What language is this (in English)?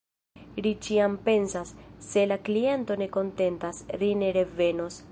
Esperanto